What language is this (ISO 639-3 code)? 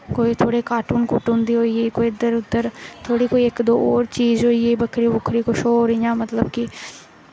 doi